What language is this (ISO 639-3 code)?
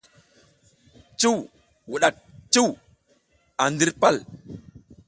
giz